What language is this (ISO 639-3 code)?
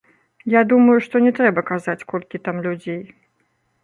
bel